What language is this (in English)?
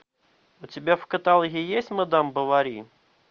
Russian